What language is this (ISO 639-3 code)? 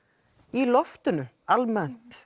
isl